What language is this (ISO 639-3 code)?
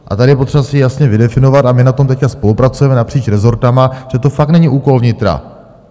ces